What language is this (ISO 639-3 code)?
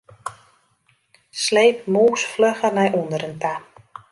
fry